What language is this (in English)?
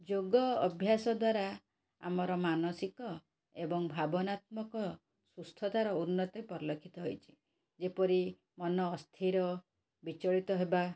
Odia